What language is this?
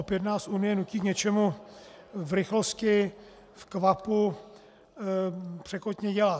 Czech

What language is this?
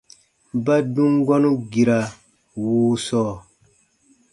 Baatonum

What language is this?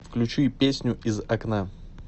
Russian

